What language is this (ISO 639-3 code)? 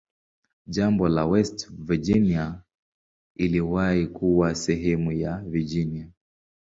swa